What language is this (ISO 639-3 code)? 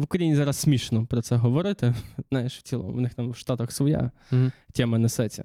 ukr